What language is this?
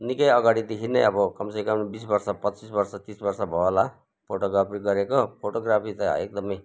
Nepali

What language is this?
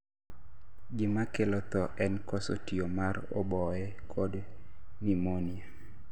Luo (Kenya and Tanzania)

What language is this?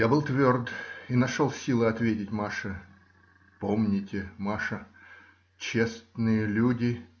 Russian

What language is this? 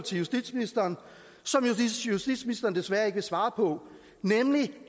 Danish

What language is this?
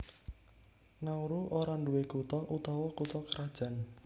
Javanese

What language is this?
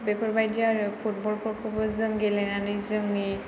Bodo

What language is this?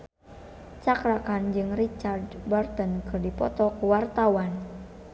Sundanese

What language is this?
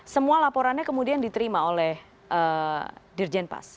Indonesian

